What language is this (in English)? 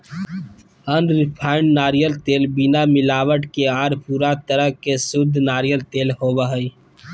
Magahi